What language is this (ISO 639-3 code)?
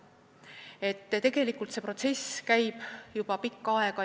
est